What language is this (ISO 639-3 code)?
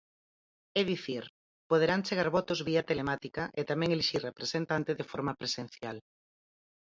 glg